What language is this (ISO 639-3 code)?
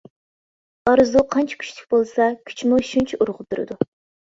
uig